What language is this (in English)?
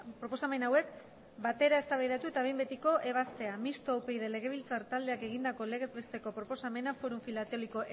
Basque